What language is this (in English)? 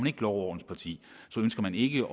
Danish